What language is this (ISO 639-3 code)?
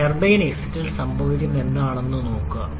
mal